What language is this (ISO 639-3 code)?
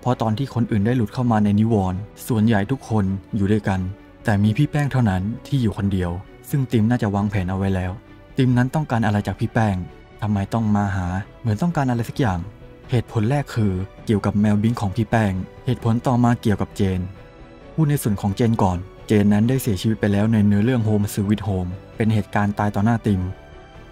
tha